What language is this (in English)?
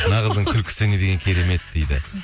Kazakh